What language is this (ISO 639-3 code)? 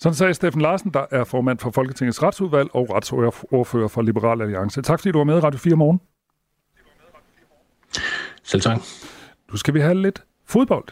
dan